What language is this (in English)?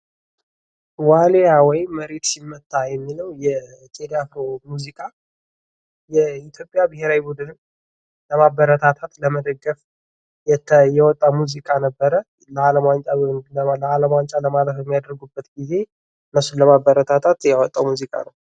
Amharic